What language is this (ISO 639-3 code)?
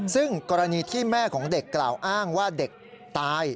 tha